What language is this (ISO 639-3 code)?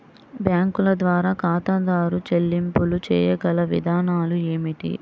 tel